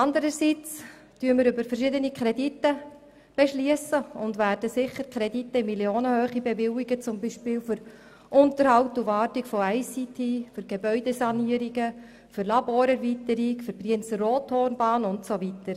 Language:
Swiss German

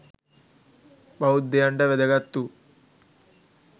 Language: Sinhala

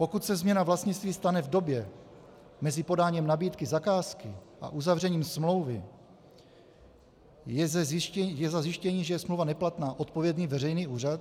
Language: Czech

